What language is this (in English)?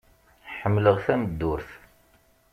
Kabyle